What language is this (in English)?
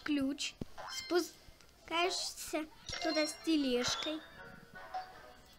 Russian